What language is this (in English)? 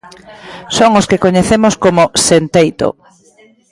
Galician